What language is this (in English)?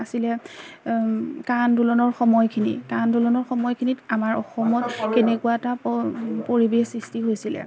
Assamese